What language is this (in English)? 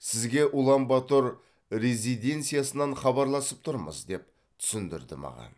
Kazakh